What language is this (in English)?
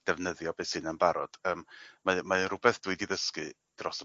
Welsh